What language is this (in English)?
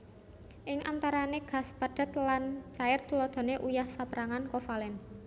Javanese